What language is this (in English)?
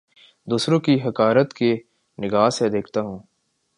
Urdu